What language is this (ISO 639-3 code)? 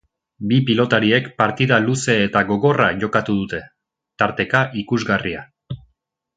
eus